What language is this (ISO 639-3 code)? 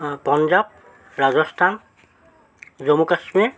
asm